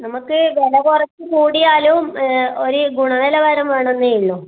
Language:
Malayalam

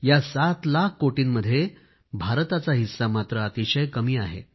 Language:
Marathi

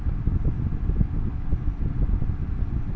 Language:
Bangla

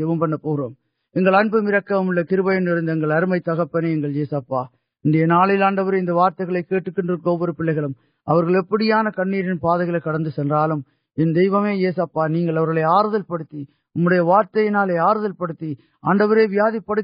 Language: Urdu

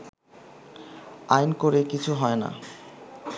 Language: Bangla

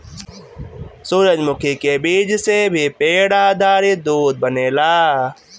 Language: Bhojpuri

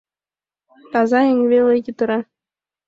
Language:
Mari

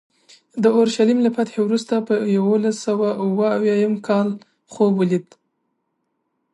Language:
Pashto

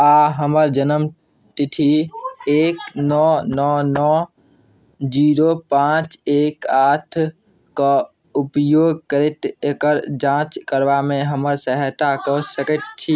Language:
Maithili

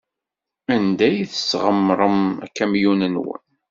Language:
Kabyle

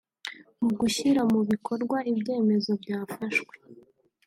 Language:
Kinyarwanda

